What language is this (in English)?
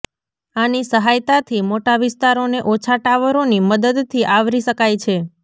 Gujarati